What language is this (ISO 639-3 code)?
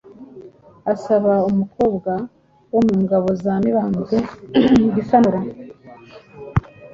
kin